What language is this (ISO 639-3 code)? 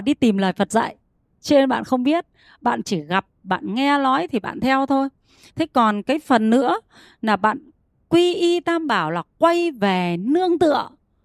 vie